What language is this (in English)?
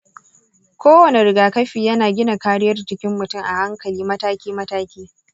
Hausa